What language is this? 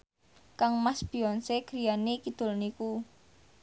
Javanese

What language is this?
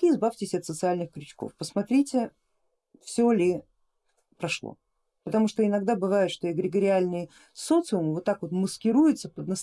Russian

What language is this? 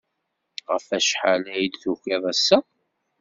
Kabyle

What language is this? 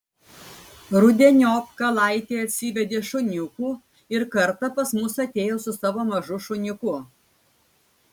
Lithuanian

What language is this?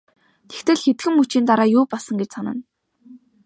Mongolian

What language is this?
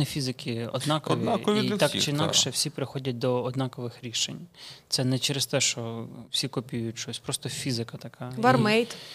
Ukrainian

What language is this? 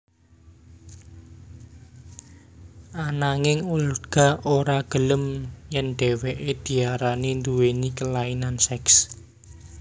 Javanese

